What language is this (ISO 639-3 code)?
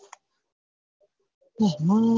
guj